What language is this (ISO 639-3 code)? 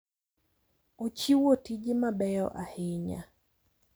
luo